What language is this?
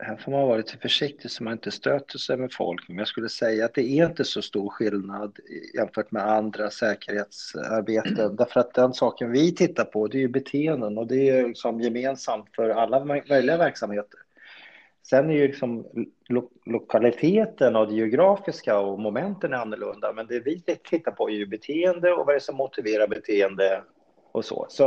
Swedish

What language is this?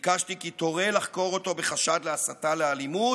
Hebrew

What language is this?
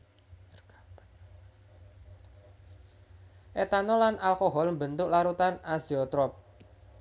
Javanese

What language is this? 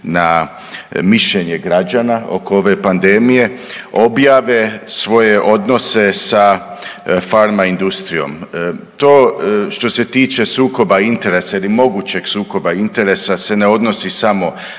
Croatian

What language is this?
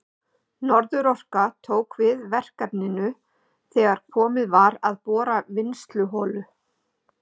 Icelandic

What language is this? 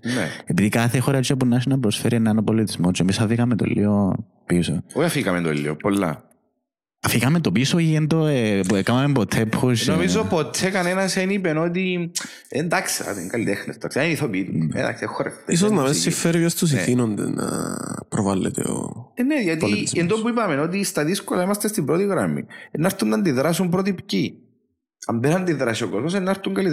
Greek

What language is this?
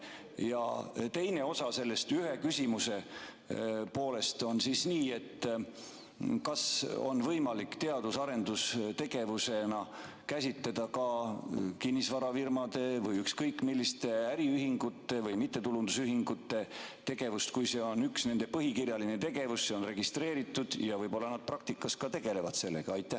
Estonian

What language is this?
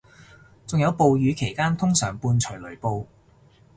Cantonese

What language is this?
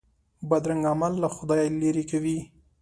Pashto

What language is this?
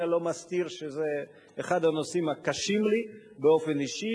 Hebrew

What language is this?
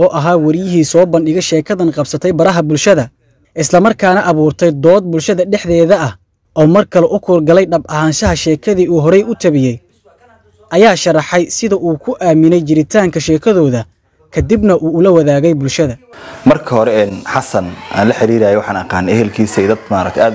Arabic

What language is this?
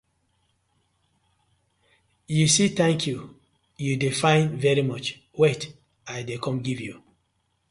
Nigerian Pidgin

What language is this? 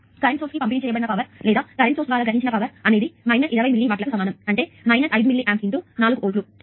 Telugu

